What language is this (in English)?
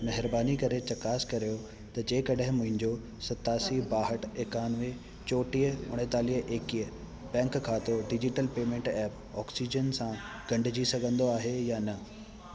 Sindhi